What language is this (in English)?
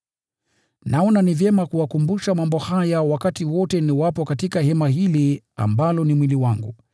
Swahili